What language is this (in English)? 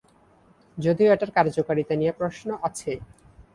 Bangla